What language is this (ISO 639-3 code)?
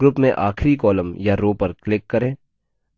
hin